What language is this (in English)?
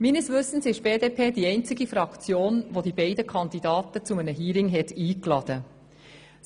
Swiss German